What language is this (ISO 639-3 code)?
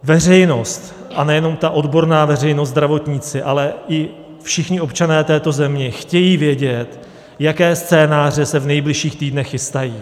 ces